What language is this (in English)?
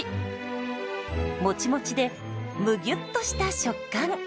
Japanese